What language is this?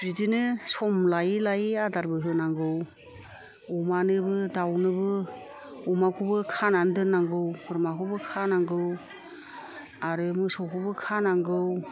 Bodo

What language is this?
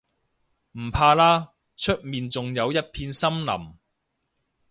Cantonese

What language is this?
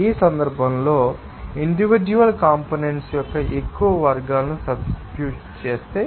Telugu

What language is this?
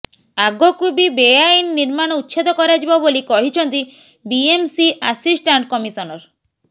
Odia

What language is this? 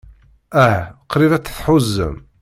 Kabyle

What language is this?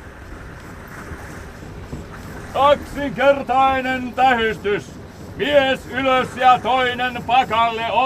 Finnish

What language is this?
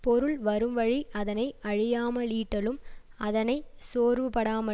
Tamil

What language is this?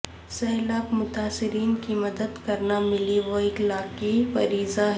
Urdu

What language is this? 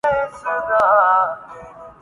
Urdu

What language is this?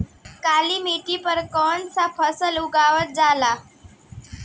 Bhojpuri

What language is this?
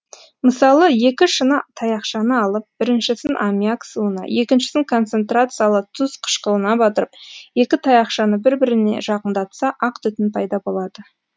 Kazakh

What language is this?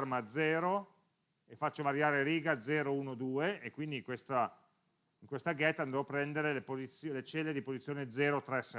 Italian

